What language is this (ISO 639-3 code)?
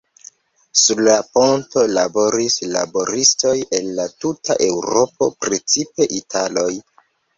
epo